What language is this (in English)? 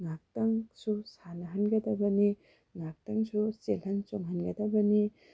Manipuri